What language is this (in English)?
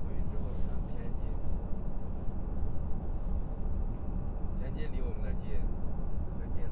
Chinese